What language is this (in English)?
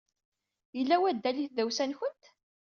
Kabyle